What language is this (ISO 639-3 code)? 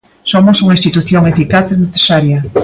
glg